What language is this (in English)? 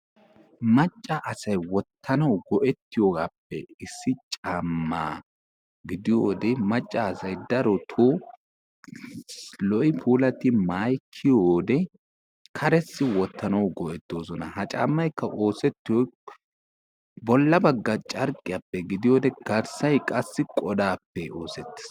Wolaytta